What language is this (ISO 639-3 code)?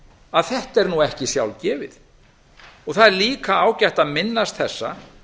isl